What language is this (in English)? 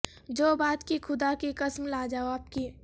Urdu